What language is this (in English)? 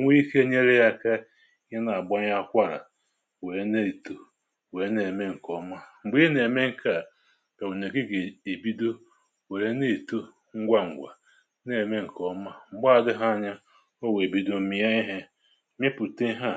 Igbo